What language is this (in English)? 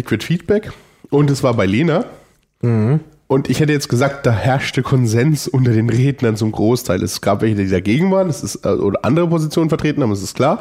German